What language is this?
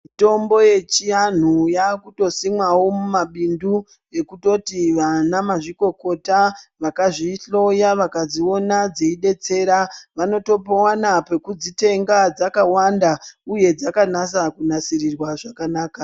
Ndau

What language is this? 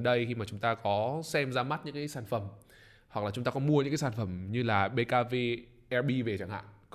Vietnamese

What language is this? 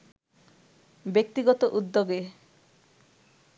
Bangla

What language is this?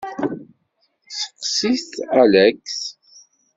Kabyle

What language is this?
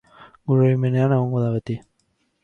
Basque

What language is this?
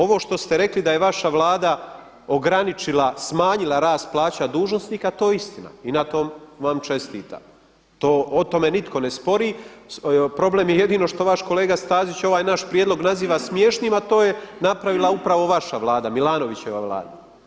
Croatian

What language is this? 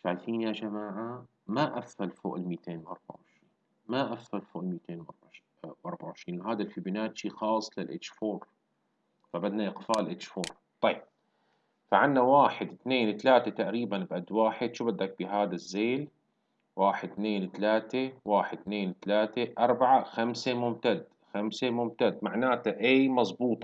Arabic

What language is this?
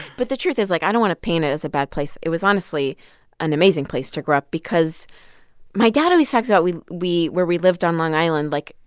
English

